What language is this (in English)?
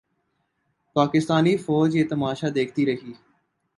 Urdu